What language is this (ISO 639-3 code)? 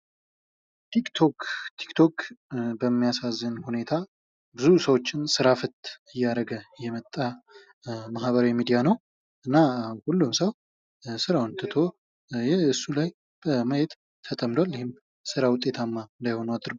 amh